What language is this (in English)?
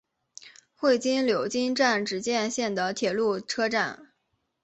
Chinese